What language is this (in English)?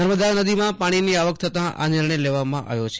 Gujarati